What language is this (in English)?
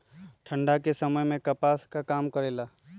Magahi